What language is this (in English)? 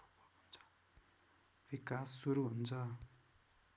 Nepali